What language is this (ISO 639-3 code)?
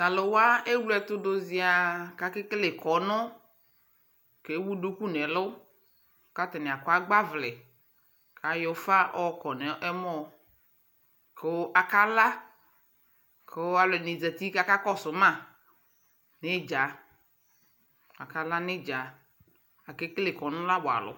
kpo